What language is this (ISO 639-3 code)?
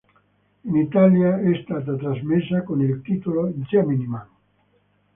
ita